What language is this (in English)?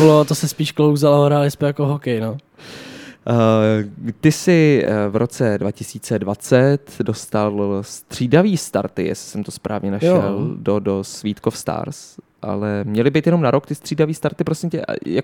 Czech